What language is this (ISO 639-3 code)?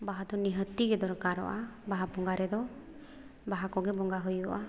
sat